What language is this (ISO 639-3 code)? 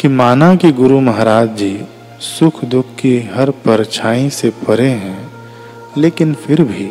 hin